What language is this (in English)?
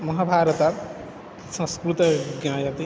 Sanskrit